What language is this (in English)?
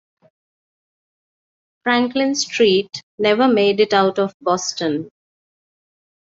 English